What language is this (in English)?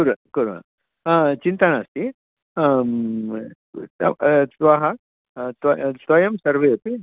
Sanskrit